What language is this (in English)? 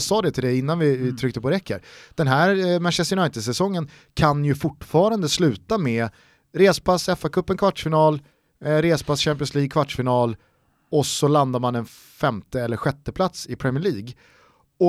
Swedish